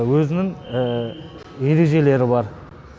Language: Kazakh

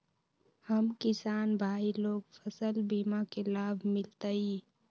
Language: Magahi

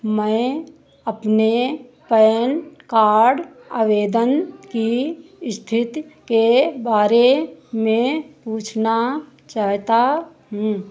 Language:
Hindi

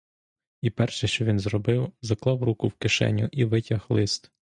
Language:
Ukrainian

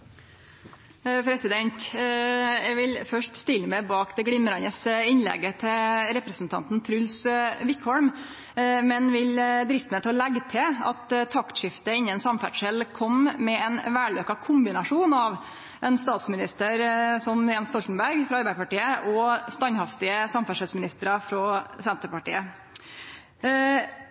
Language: Norwegian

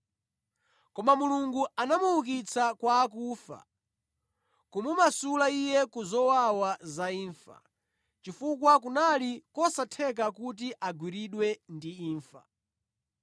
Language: Nyanja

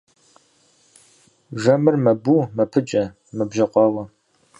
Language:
Kabardian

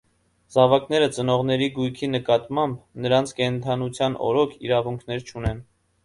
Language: Armenian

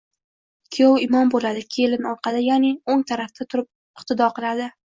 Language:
Uzbek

